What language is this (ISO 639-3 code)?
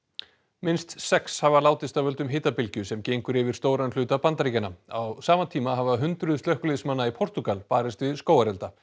isl